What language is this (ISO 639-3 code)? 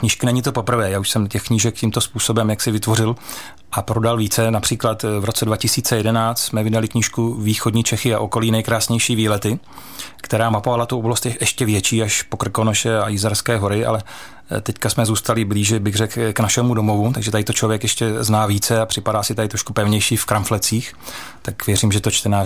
ces